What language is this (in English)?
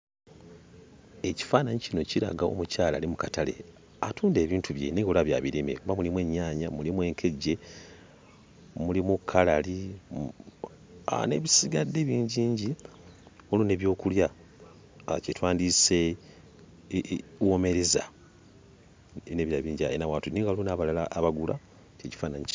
Ganda